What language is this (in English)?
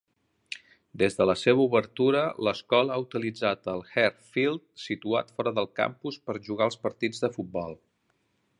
Catalan